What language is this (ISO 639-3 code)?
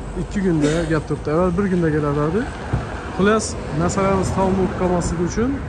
tur